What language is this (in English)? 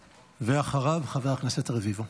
Hebrew